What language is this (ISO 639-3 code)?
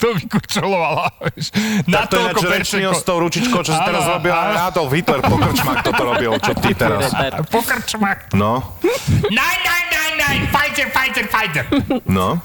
slk